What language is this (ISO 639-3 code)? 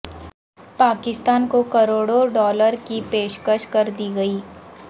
urd